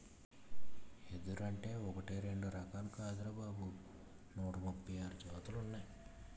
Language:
Telugu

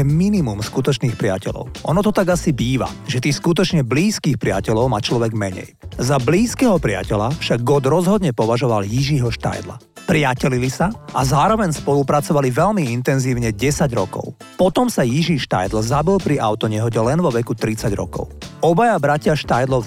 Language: Slovak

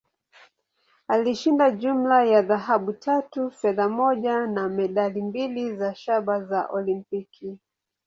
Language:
Swahili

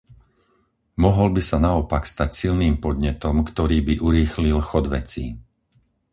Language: Slovak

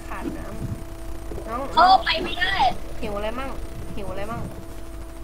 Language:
Thai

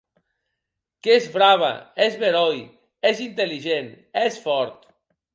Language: Occitan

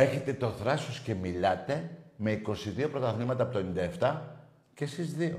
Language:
Greek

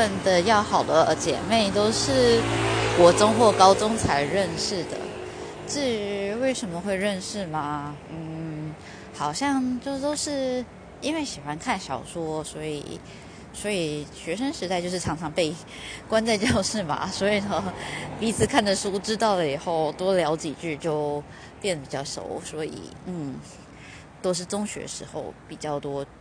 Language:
Chinese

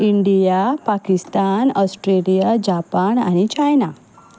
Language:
Konkani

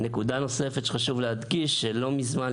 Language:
Hebrew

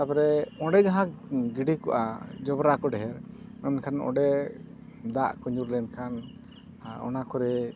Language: Santali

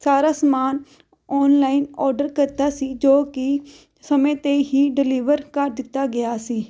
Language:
Punjabi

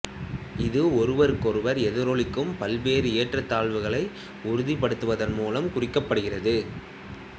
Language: Tamil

